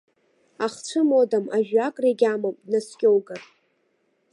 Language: Abkhazian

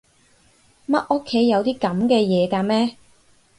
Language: Cantonese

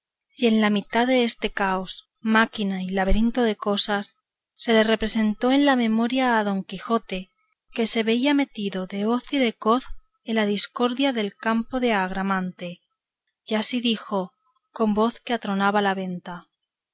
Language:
Spanish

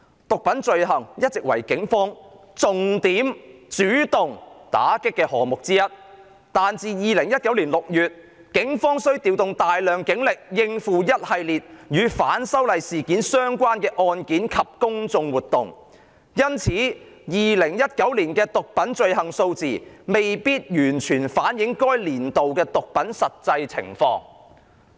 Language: Cantonese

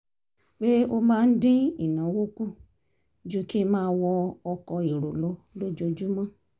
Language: Yoruba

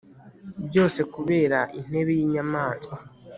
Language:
Kinyarwanda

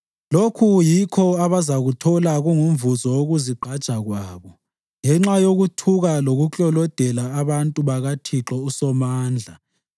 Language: North Ndebele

